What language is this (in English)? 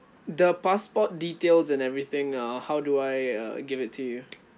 English